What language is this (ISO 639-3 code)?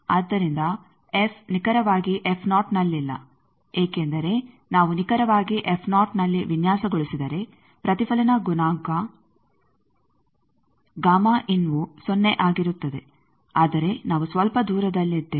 kan